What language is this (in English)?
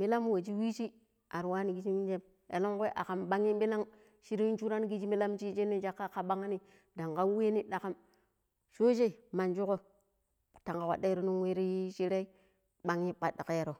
Pero